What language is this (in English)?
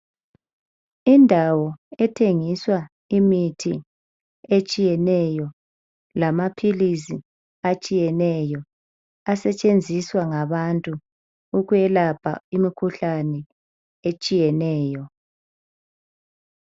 North Ndebele